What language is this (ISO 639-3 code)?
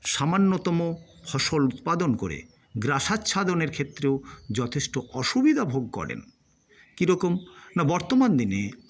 ben